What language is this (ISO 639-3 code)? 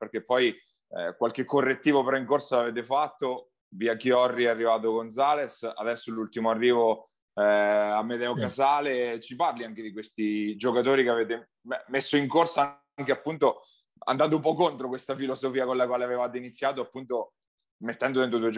ita